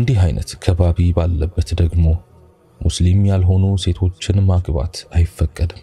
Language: Arabic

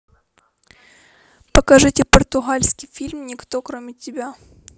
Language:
Russian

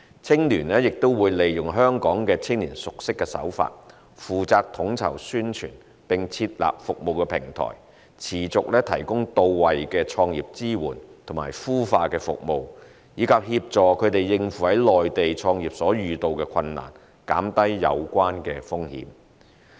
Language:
Cantonese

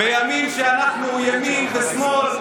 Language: Hebrew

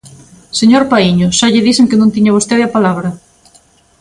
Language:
Galician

